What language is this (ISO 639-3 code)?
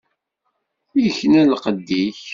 kab